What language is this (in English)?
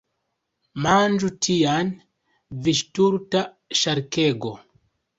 Esperanto